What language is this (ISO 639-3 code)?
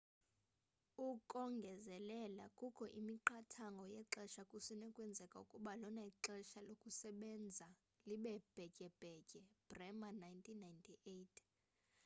xho